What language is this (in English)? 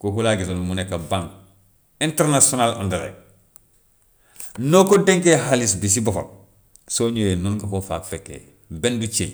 Gambian Wolof